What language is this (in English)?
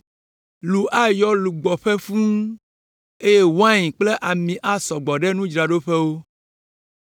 Ewe